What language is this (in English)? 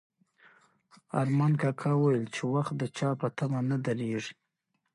Pashto